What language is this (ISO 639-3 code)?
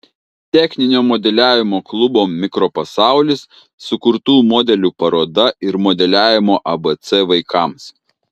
lit